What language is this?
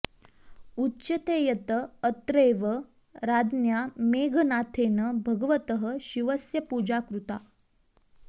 Sanskrit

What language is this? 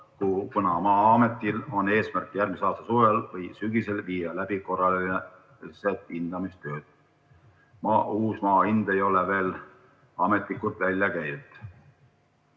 Estonian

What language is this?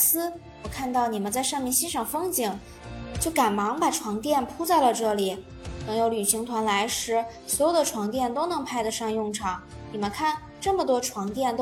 Chinese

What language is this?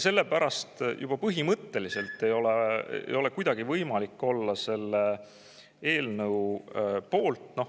Estonian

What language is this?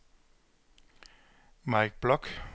Danish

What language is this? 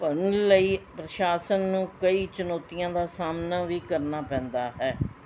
Punjabi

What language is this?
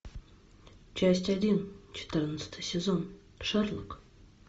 Russian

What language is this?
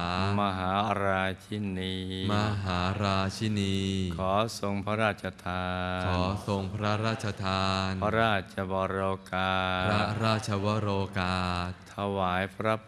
Thai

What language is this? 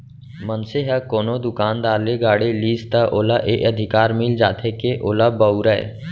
Chhattisgarhi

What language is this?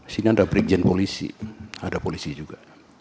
Indonesian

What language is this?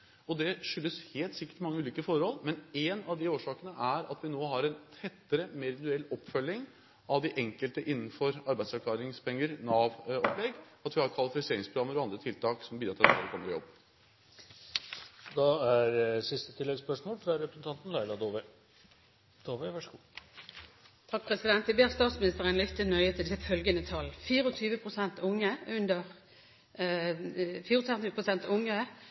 Norwegian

